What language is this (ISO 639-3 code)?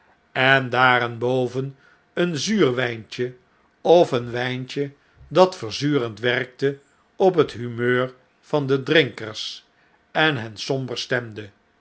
nld